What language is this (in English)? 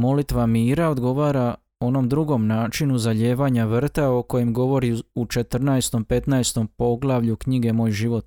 Croatian